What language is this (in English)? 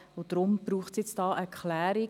Swiss German